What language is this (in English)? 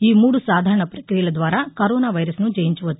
Telugu